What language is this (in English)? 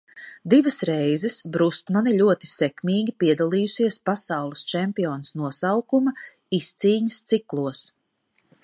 Latvian